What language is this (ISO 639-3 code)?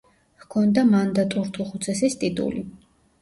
kat